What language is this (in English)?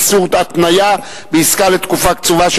Hebrew